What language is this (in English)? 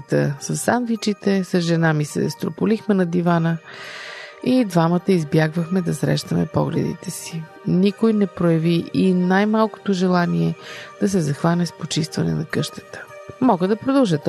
Bulgarian